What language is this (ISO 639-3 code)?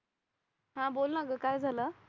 mar